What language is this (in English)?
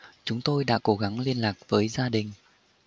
Vietnamese